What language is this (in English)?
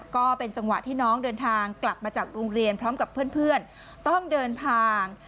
Thai